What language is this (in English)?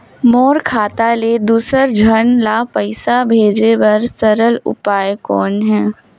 Chhattisgarhi